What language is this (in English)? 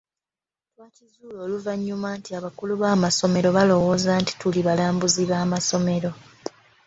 Ganda